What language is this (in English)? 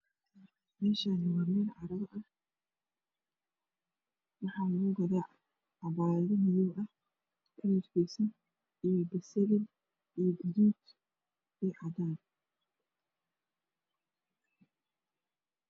Somali